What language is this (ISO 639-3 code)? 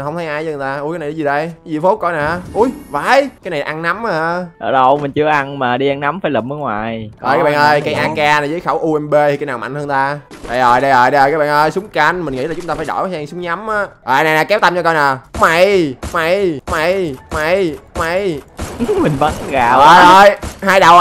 vie